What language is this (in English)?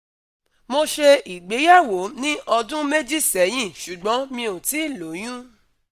Yoruba